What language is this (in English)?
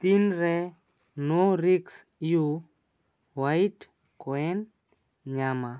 Santali